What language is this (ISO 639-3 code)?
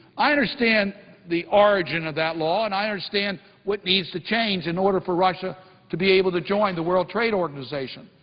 eng